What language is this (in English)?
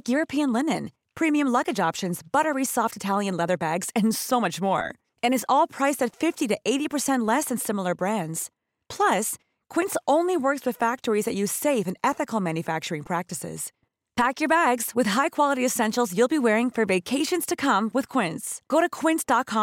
Filipino